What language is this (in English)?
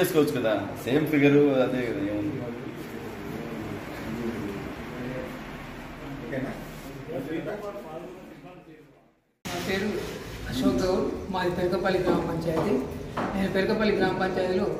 Telugu